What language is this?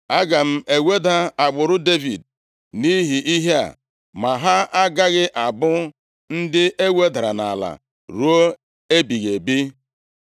Igbo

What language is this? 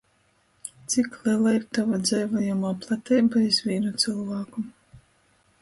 Latgalian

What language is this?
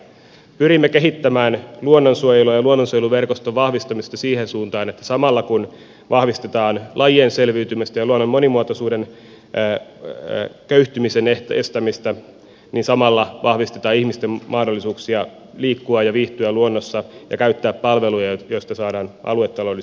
Finnish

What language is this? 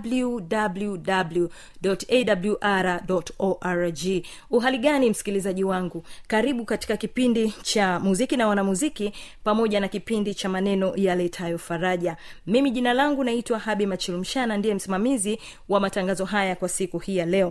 Swahili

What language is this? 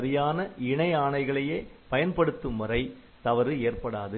Tamil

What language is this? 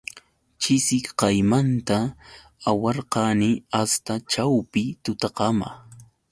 Yauyos Quechua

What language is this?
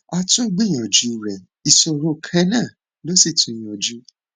Yoruba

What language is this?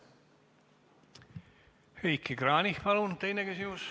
Estonian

